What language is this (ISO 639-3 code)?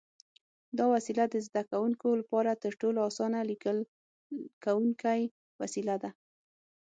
pus